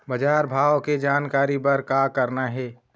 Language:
Chhattisgarhi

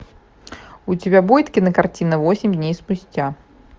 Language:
Russian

